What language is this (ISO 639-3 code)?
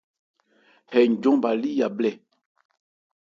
ebr